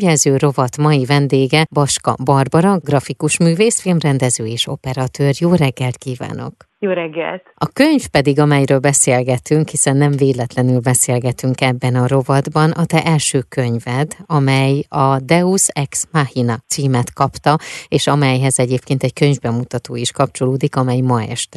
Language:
Hungarian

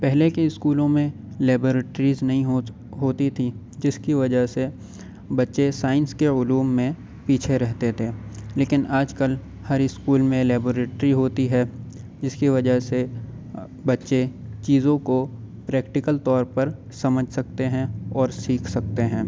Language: Urdu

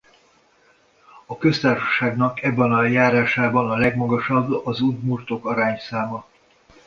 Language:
Hungarian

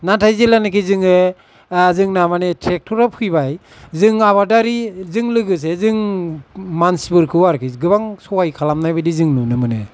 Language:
Bodo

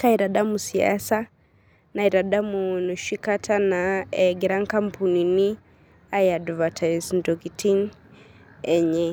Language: Masai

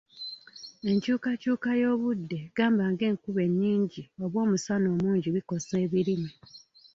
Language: Ganda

